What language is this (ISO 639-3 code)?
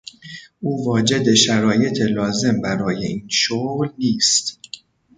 fas